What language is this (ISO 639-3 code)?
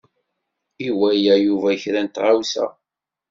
kab